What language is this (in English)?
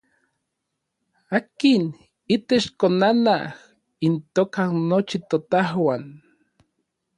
Orizaba Nahuatl